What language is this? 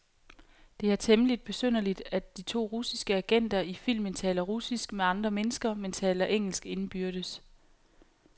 Danish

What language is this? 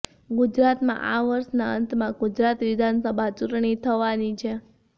Gujarati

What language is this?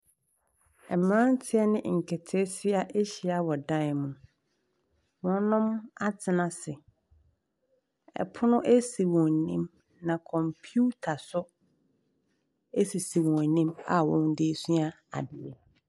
Akan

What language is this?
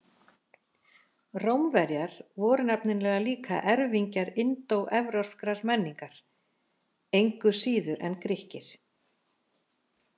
Icelandic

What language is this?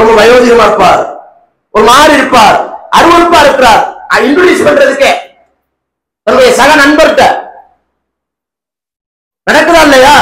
Tamil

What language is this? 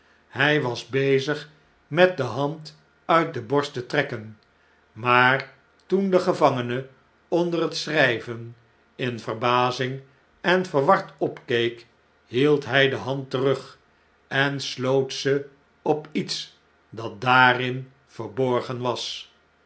Dutch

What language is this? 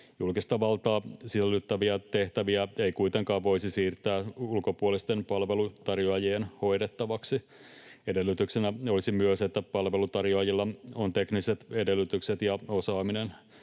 Finnish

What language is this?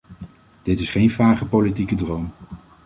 Dutch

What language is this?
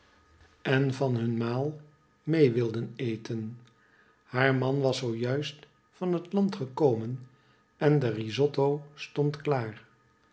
Dutch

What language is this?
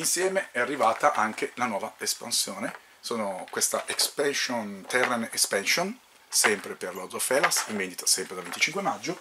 Italian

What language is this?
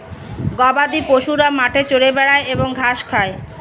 Bangla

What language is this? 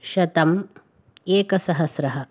Sanskrit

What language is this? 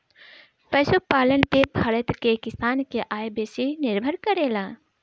Bhojpuri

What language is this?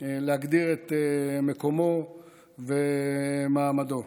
Hebrew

